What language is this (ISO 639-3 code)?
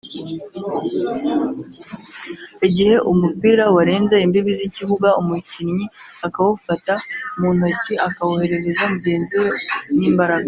kin